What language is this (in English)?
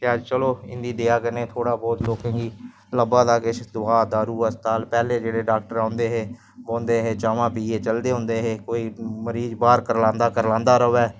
Dogri